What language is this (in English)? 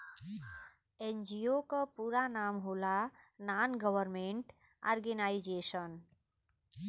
Bhojpuri